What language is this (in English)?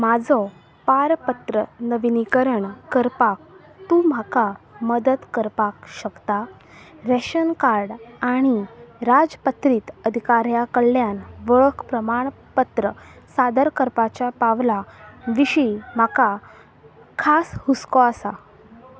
Konkani